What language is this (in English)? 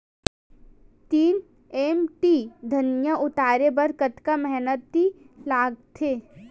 Chhattisgarhi